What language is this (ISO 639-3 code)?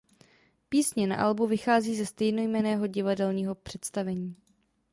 ces